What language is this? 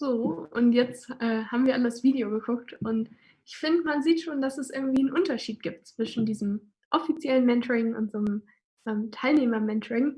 German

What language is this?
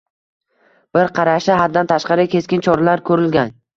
Uzbek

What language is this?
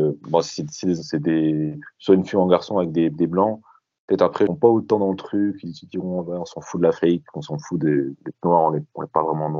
French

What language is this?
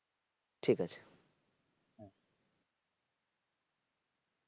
Bangla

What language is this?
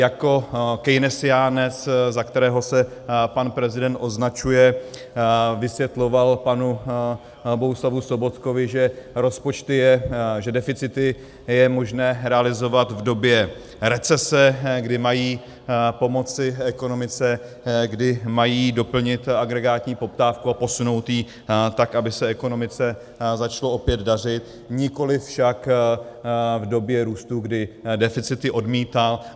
Czech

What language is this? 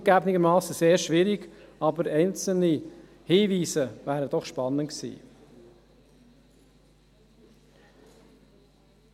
Swiss German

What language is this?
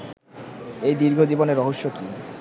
Bangla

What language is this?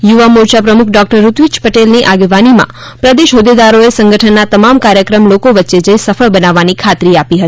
Gujarati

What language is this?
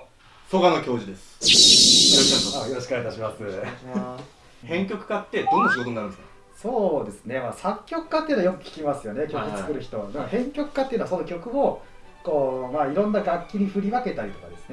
Japanese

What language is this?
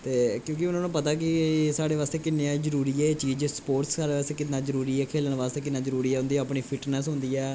Dogri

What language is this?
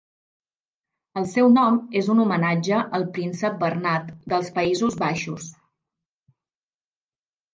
Catalan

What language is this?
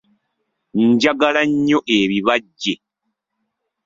Ganda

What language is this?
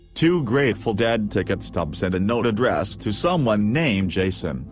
English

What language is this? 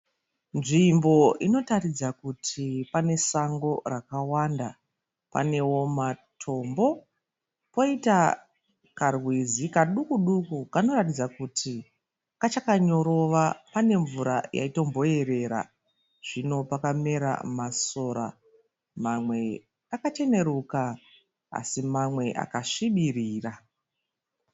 Shona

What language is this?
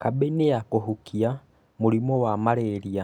Kikuyu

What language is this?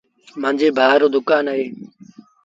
Sindhi Bhil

